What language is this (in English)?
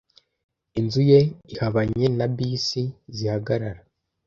Kinyarwanda